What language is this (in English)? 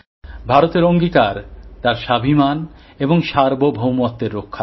Bangla